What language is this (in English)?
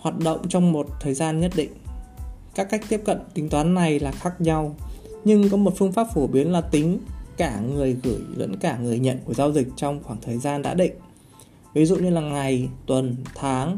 Vietnamese